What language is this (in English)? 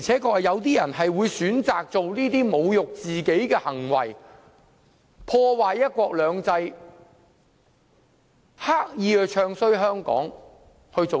Cantonese